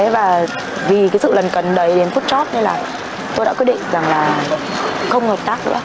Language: Vietnamese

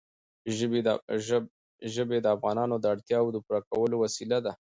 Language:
Pashto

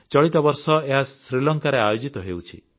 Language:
Odia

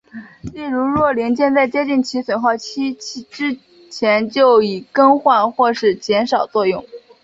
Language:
Chinese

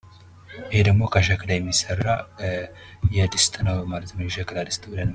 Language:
Amharic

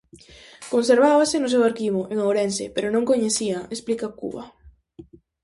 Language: Galician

